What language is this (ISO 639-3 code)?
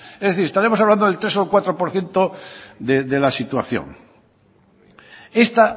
spa